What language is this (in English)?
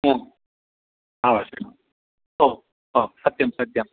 Sanskrit